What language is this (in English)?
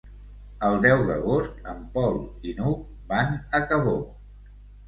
Catalan